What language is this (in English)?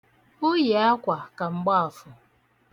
Igbo